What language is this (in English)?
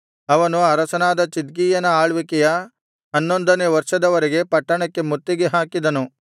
Kannada